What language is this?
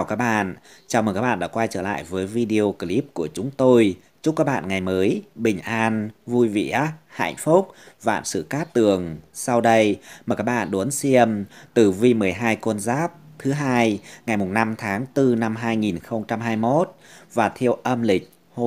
Vietnamese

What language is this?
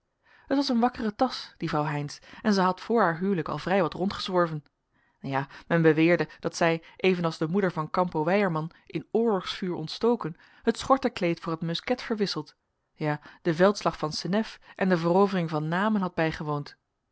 Dutch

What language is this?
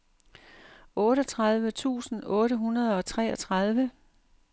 Danish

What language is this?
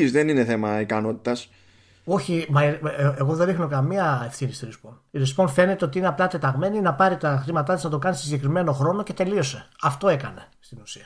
Greek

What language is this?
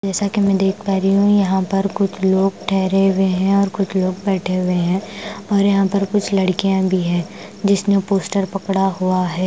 Hindi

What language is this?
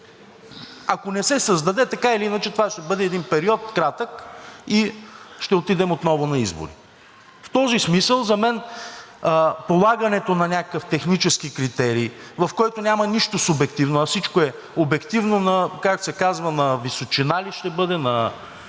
Bulgarian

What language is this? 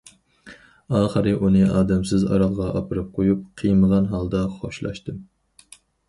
Uyghur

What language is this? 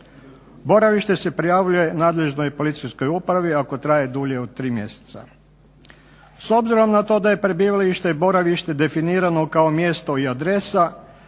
Croatian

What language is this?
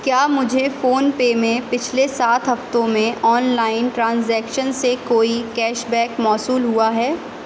Urdu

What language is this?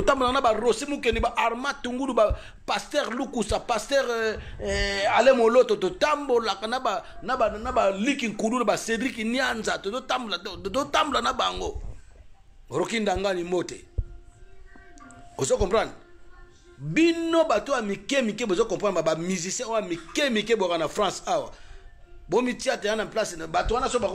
French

